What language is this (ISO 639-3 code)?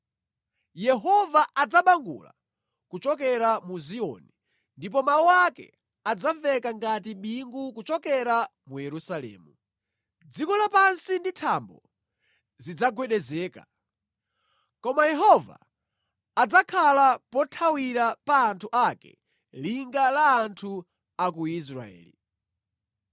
nya